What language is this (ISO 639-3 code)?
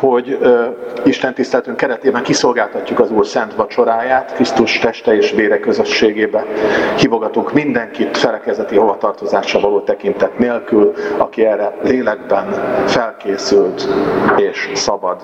hun